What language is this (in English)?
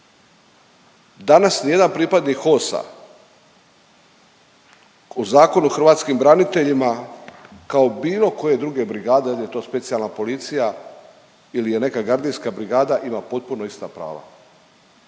Croatian